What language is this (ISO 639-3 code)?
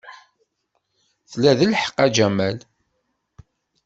kab